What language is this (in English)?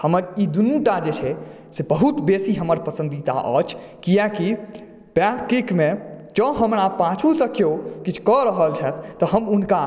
Maithili